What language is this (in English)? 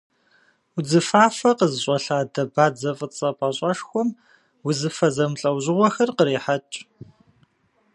Kabardian